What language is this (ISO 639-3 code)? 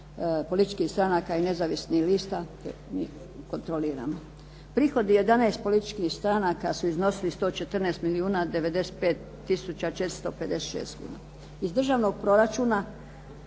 hrv